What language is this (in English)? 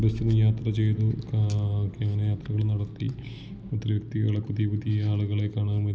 Malayalam